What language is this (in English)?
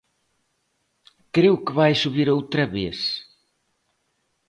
Galician